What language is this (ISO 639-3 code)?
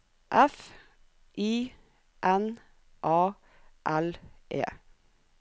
nor